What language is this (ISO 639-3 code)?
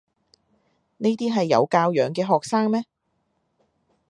yue